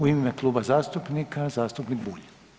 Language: Croatian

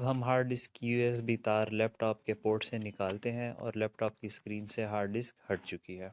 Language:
Urdu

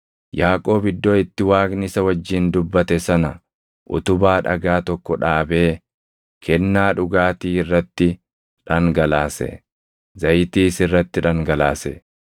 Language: Oromo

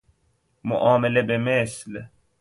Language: Persian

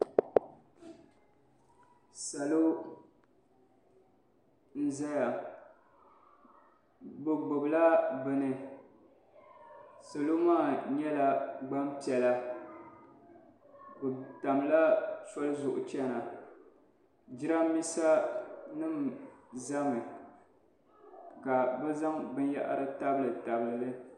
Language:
Dagbani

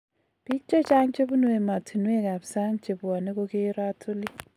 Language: Kalenjin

